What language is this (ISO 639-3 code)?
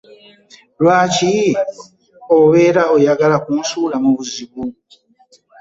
lug